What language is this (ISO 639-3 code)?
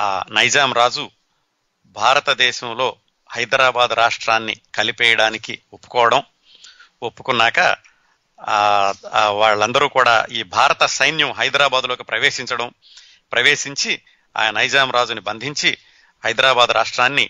tel